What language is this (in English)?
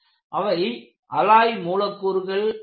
Tamil